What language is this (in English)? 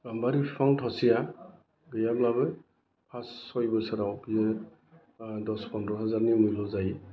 Bodo